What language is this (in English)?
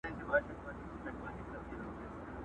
Pashto